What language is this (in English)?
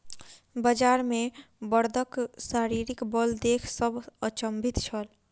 Maithili